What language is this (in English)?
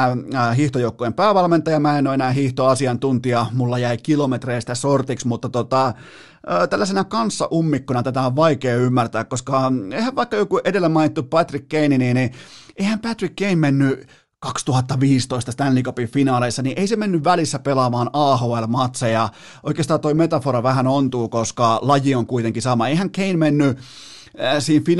Finnish